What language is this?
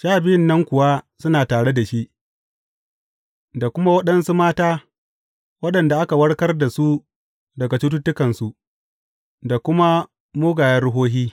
Hausa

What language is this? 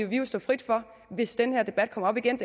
Danish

